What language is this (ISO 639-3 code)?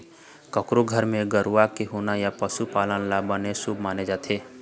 hne